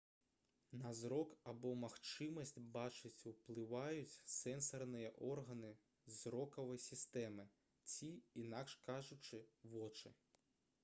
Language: Belarusian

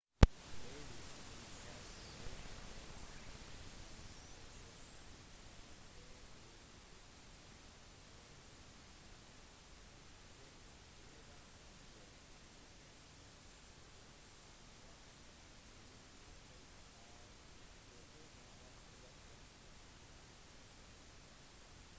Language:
Norwegian Bokmål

